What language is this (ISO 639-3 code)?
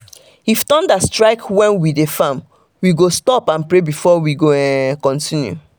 pcm